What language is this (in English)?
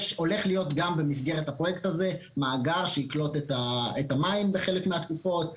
Hebrew